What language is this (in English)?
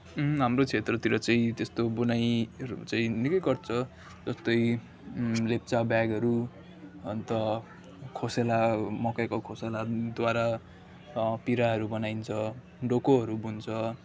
Nepali